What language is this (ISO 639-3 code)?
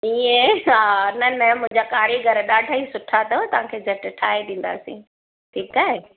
snd